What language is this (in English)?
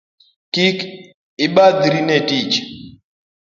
Luo (Kenya and Tanzania)